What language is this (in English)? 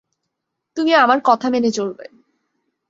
Bangla